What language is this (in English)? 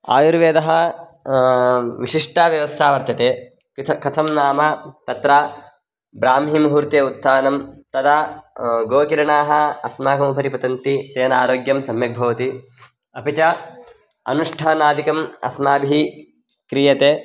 Sanskrit